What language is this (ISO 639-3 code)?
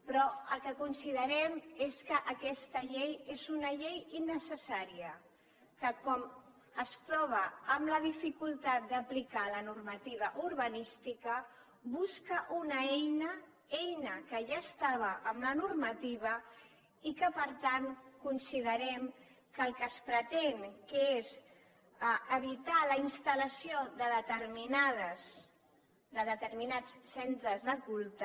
cat